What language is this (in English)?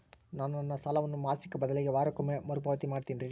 Kannada